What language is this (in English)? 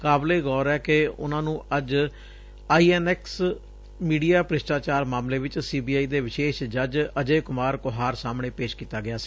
Punjabi